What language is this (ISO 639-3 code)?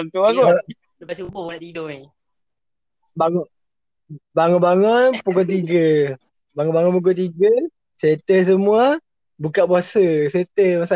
msa